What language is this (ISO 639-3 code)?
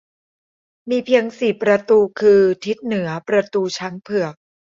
tha